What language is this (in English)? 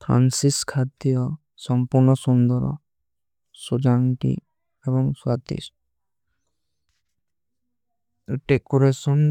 Kui (India)